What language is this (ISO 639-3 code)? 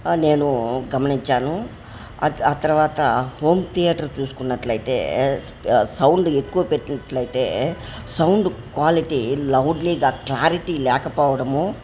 tel